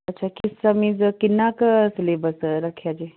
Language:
Punjabi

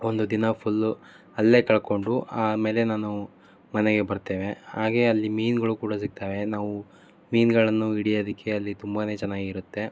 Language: Kannada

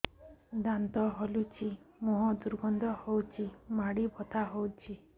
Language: Odia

